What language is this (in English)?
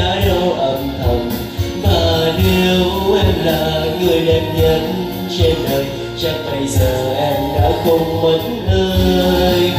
Vietnamese